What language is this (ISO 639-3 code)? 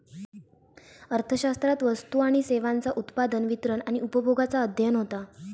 mar